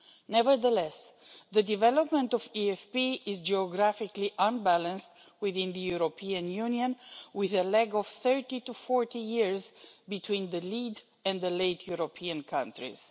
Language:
English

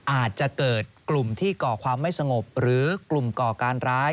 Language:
Thai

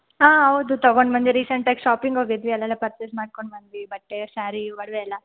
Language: Kannada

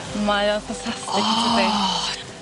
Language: Welsh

